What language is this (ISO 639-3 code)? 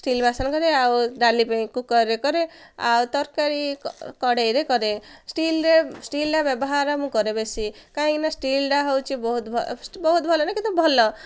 ori